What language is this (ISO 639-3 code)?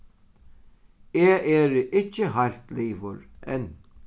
fao